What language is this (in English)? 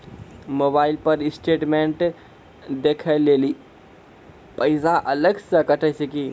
Maithili